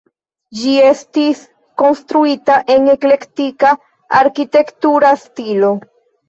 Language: Esperanto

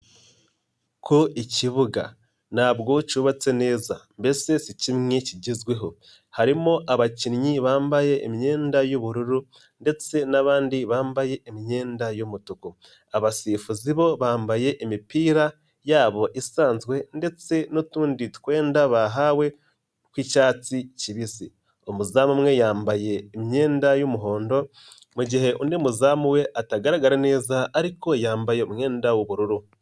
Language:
Kinyarwanda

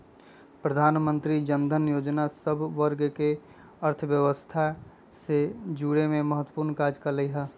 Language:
Magahi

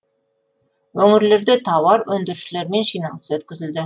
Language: Kazakh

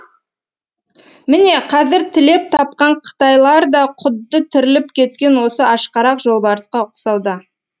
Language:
Kazakh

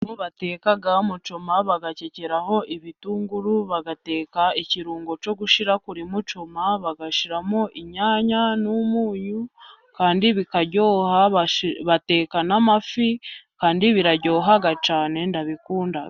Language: Kinyarwanda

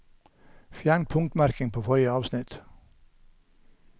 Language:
Norwegian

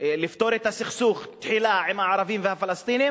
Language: Hebrew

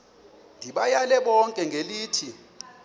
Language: Xhosa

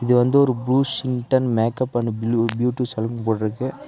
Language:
Tamil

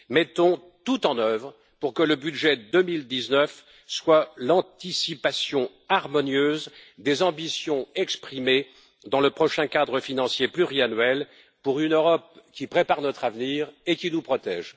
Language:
French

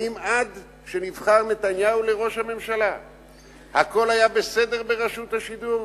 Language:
Hebrew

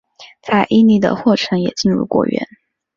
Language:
Chinese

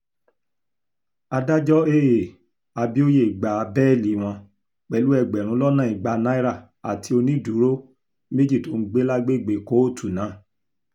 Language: Yoruba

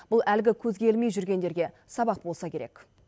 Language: Kazakh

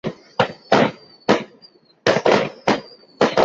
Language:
Chinese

